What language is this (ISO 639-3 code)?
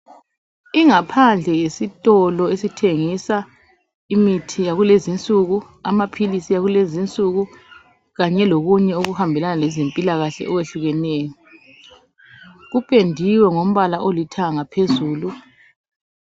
nde